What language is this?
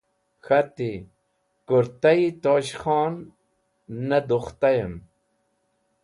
Wakhi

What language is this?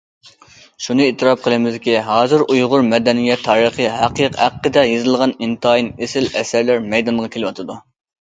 Uyghur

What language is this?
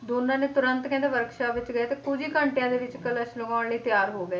Punjabi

